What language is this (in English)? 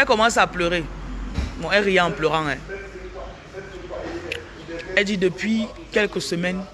French